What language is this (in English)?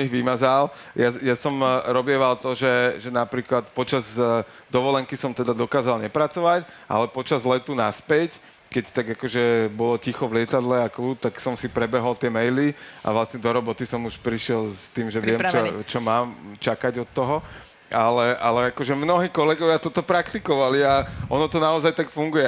Slovak